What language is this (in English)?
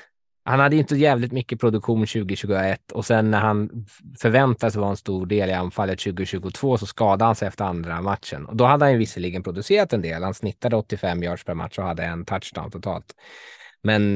Swedish